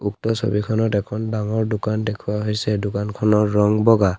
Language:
Assamese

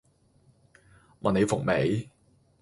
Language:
Cantonese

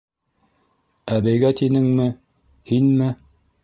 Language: Bashkir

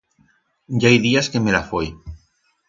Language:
Aragonese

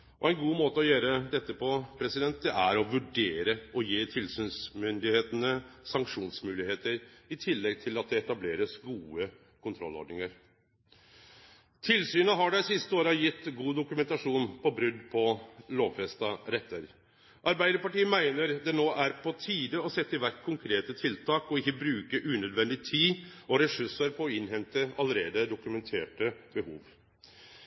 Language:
Norwegian Nynorsk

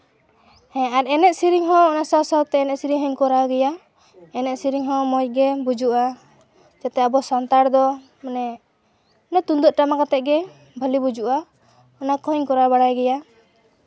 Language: Santali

